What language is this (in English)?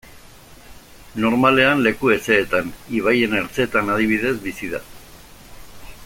Basque